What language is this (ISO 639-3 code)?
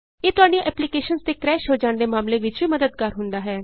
pan